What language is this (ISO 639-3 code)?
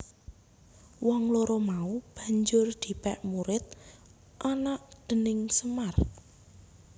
jav